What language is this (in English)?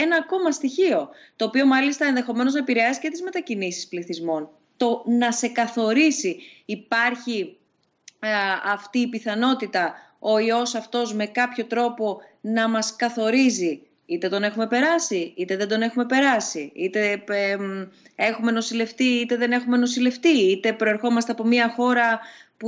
Greek